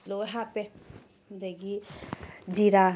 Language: Manipuri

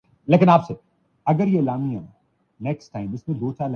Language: Urdu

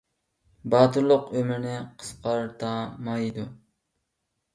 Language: Uyghur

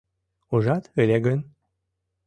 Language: Mari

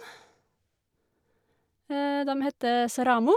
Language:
Norwegian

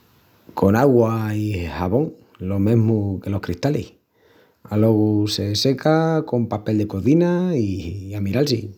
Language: Extremaduran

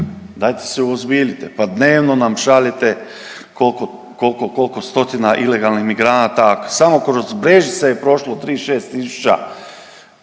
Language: Croatian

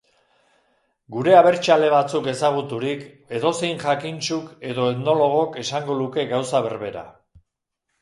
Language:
Basque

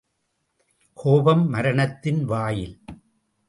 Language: Tamil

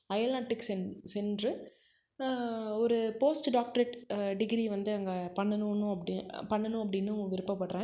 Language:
Tamil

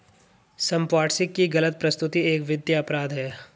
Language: Hindi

